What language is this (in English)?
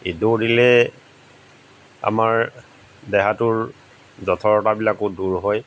Assamese